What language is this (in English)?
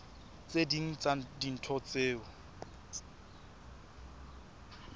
Southern Sotho